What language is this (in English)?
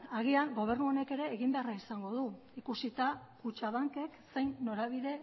Basque